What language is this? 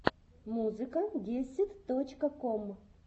Russian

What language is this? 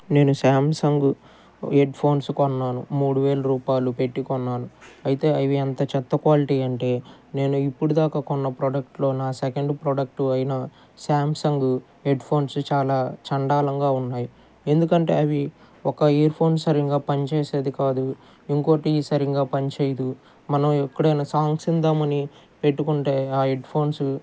Telugu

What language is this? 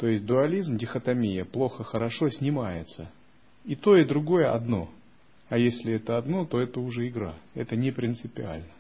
Russian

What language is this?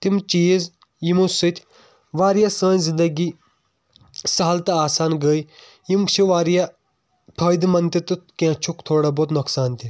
Kashmiri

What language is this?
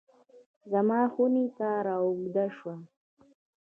Pashto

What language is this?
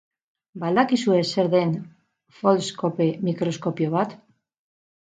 Basque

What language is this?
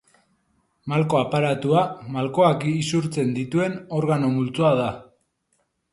Basque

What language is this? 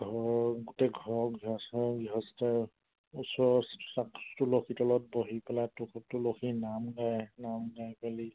Assamese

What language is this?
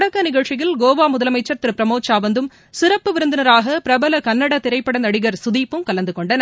Tamil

